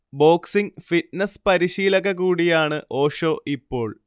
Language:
Malayalam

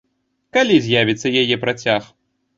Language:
Belarusian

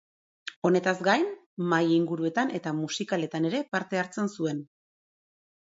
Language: Basque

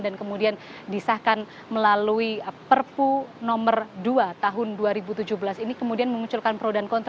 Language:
Indonesian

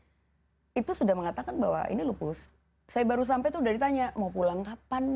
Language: Indonesian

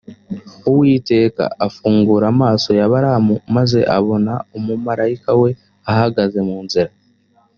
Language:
Kinyarwanda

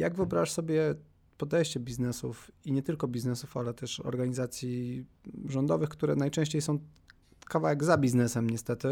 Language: Polish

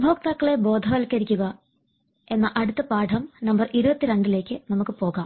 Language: Malayalam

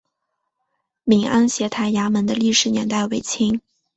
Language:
Chinese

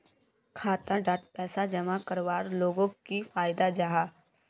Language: Magahi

